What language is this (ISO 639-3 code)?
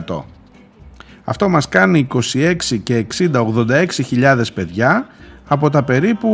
ell